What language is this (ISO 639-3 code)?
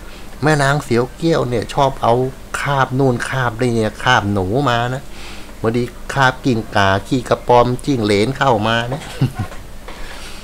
tha